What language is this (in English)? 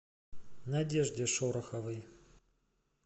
Russian